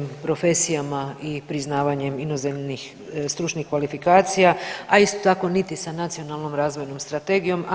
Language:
Croatian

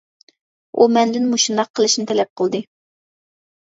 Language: Uyghur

